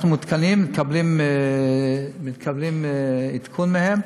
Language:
Hebrew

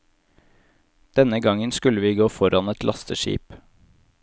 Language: Norwegian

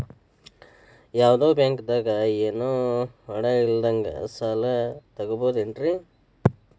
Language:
Kannada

